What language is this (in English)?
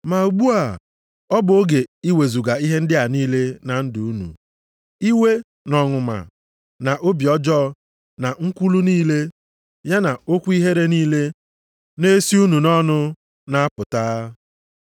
Igbo